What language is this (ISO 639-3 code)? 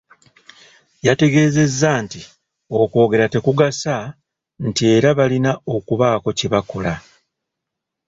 lug